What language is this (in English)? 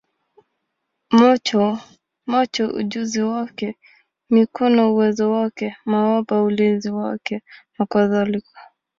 Swahili